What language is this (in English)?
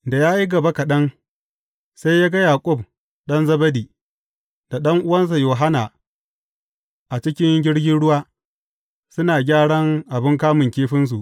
Hausa